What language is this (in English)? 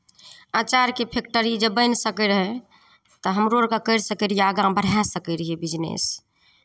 Maithili